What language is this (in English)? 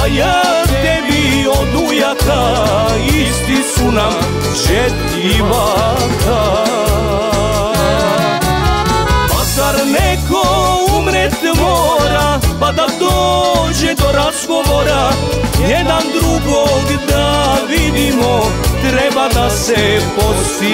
Romanian